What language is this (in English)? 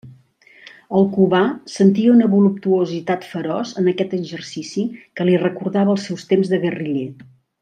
Catalan